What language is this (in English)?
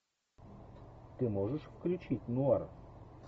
Russian